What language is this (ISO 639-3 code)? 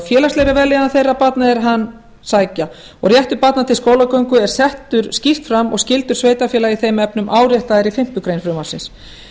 isl